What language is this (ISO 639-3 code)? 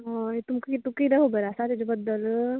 kok